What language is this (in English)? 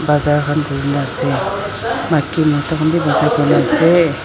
Naga Pidgin